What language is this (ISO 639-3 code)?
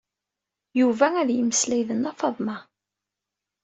kab